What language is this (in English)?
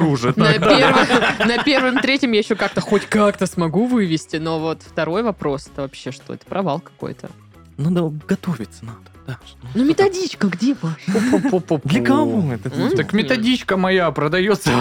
Russian